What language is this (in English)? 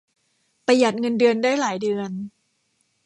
Thai